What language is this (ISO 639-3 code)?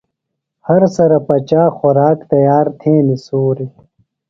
phl